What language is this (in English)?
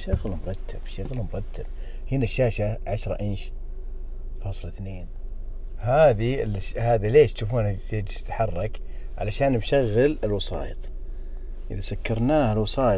Arabic